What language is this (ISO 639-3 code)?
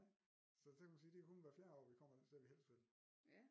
dan